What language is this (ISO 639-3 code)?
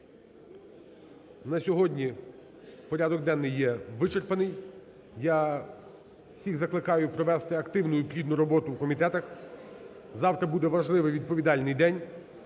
ukr